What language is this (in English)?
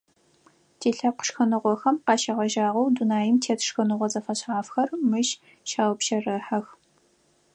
Adyghe